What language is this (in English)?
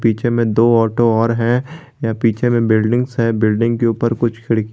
Hindi